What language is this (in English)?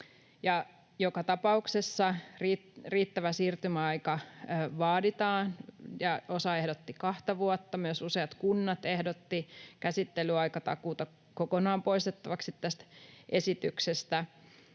Finnish